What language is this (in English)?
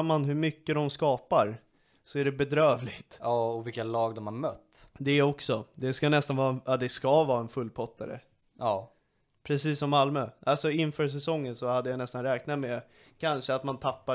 Swedish